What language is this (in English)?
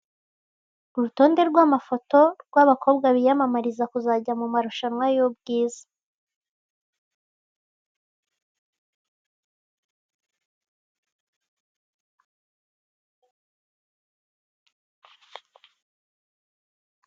Kinyarwanda